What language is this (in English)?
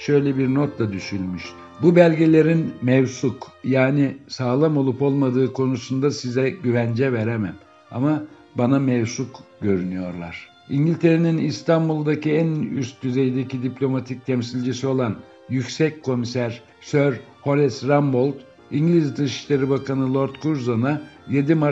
Turkish